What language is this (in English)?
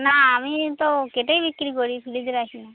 Bangla